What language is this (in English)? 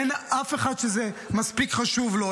Hebrew